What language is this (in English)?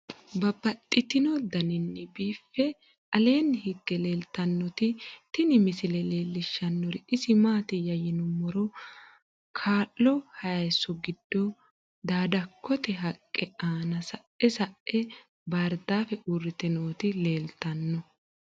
Sidamo